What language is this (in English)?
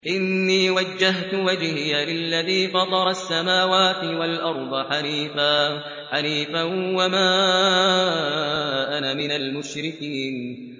Arabic